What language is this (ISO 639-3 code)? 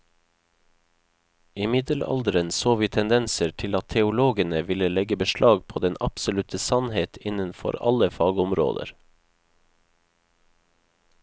nor